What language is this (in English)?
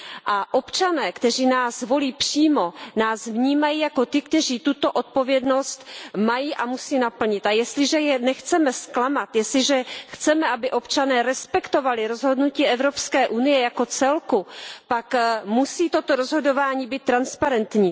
Czech